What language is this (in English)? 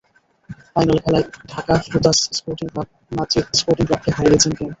Bangla